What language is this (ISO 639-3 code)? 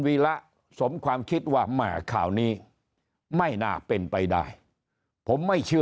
tha